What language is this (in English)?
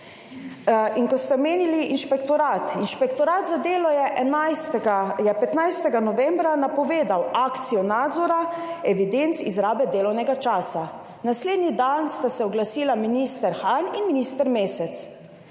Slovenian